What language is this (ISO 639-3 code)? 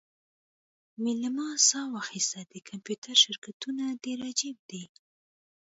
pus